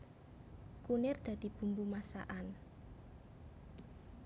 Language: Javanese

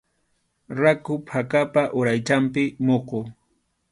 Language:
Arequipa-La Unión Quechua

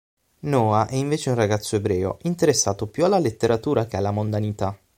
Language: Italian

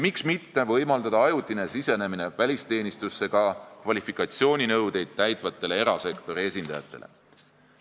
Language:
Estonian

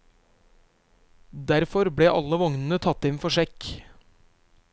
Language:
Norwegian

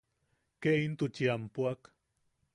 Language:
Yaqui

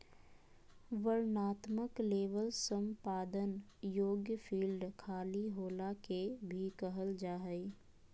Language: Magahi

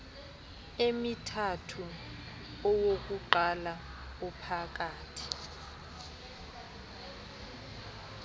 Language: Xhosa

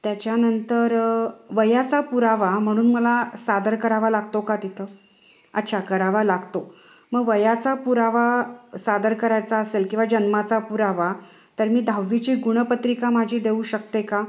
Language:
Marathi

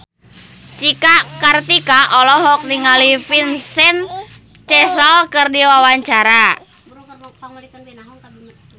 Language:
Sundanese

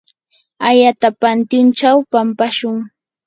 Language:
Yanahuanca Pasco Quechua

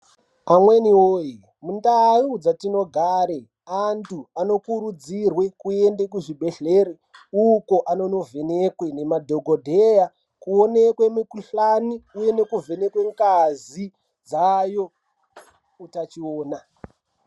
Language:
Ndau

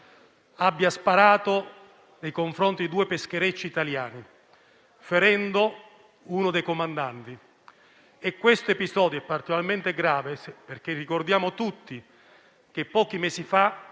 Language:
Italian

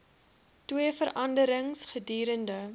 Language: Afrikaans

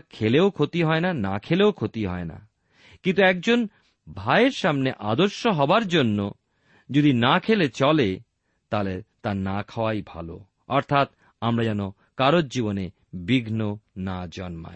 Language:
Bangla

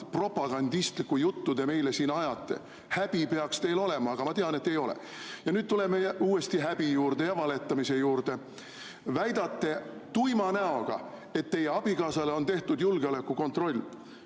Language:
Estonian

